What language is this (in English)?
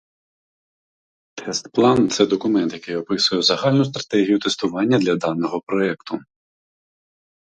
Ukrainian